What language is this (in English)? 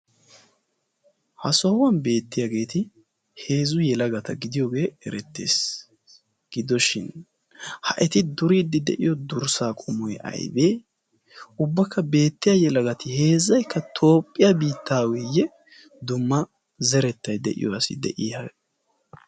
Wolaytta